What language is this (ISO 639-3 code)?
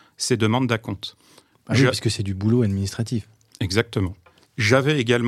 fra